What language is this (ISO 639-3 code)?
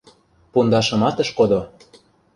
chm